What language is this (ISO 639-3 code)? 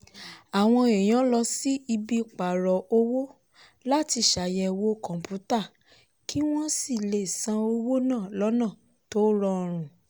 yor